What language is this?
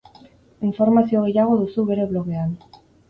Basque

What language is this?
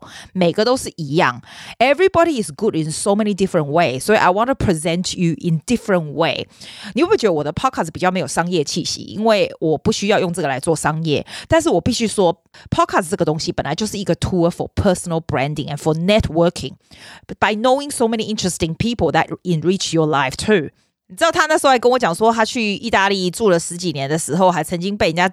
Chinese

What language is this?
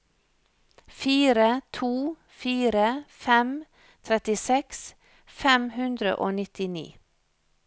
Norwegian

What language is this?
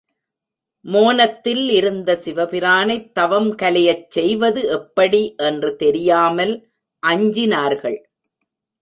Tamil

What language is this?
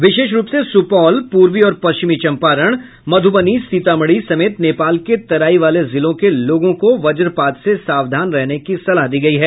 Hindi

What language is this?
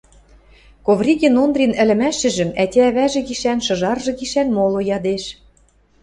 Western Mari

